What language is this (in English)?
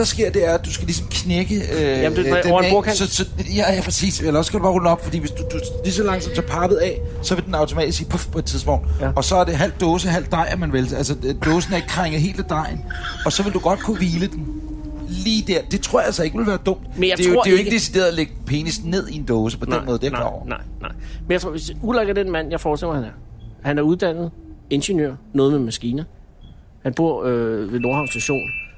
Danish